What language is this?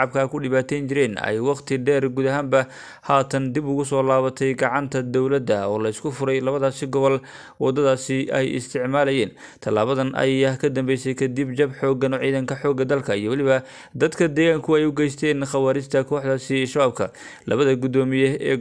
Arabic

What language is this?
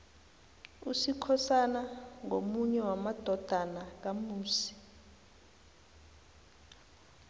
South Ndebele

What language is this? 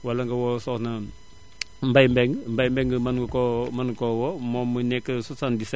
Wolof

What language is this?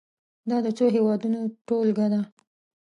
Pashto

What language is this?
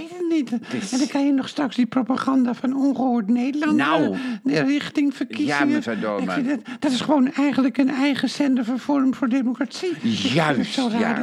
Dutch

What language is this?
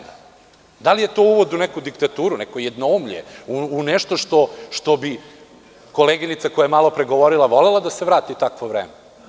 Serbian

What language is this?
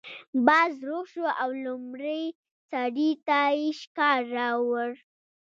Pashto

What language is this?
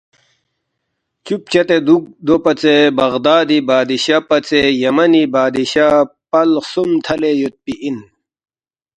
Balti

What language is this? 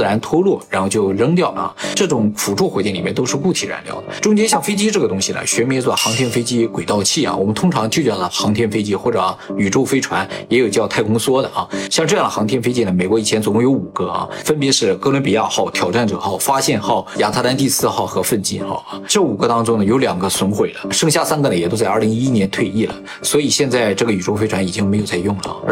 Chinese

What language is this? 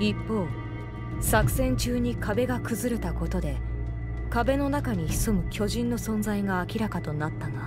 Japanese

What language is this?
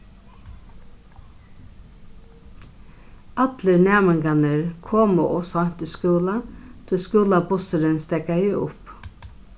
Faroese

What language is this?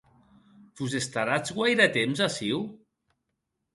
Occitan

